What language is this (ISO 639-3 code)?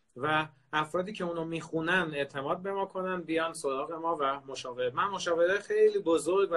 fas